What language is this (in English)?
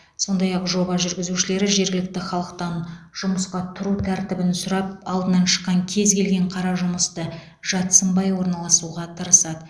Kazakh